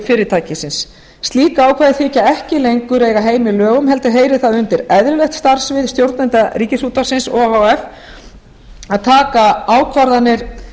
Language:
Icelandic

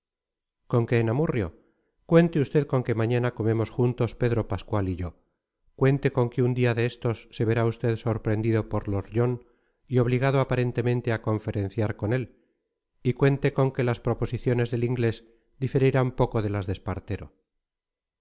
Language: Spanish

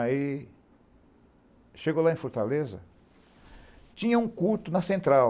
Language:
Portuguese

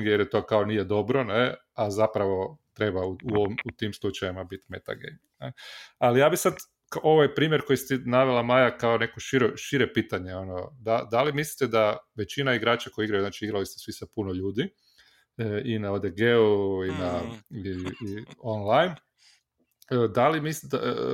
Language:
Croatian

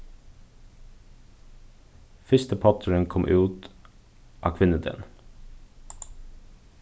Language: Faroese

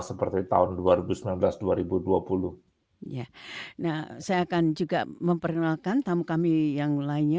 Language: Indonesian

